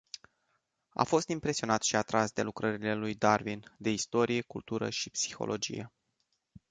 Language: Romanian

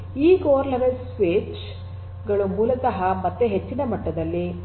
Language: Kannada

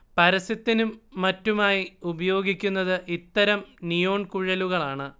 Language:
Malayalam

